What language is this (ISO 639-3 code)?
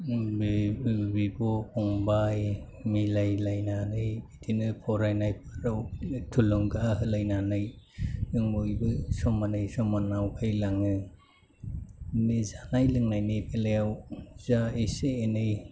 brx